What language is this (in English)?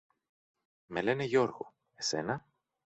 Greek